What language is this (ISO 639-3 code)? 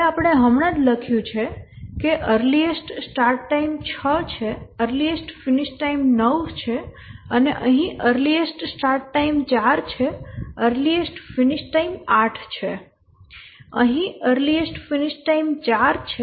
guj